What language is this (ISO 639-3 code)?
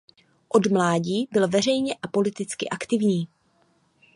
ces